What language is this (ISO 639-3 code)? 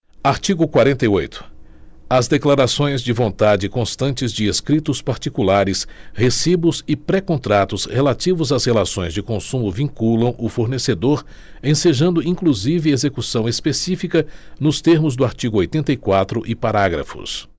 por